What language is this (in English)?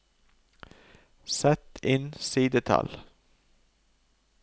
Norwegian